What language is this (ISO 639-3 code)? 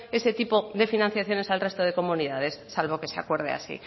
spa